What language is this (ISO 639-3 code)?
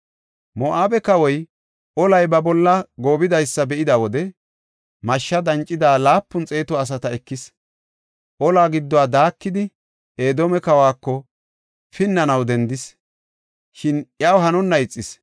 gof